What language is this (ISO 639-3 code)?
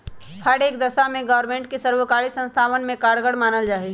mag